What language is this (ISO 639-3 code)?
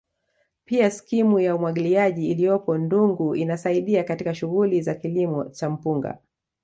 swa